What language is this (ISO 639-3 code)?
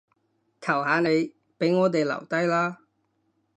yue